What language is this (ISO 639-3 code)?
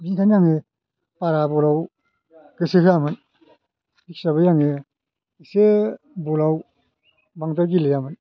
brx